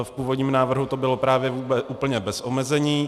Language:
Czech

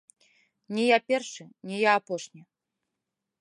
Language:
Belarusian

